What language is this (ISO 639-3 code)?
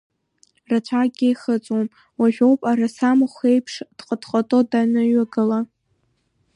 abk